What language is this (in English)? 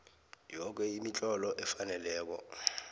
South Ndebele